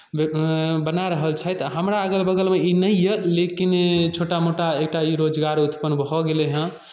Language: Maithili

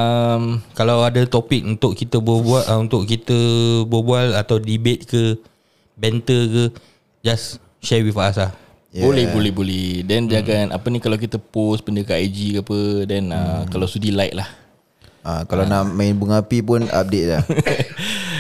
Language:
Malay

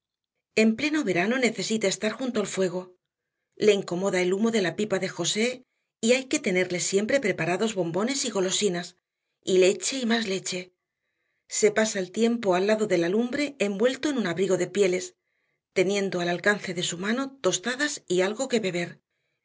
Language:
Spanish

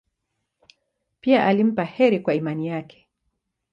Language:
Swahili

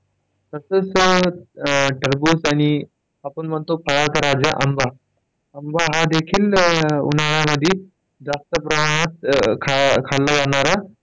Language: Marathi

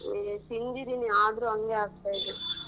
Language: Kannada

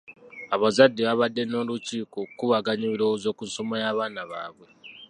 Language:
Ganda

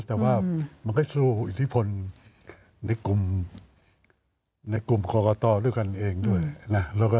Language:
Thai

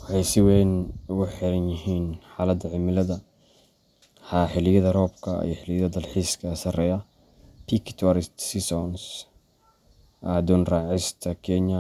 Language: Somali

